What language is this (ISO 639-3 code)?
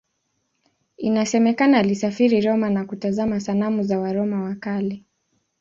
swa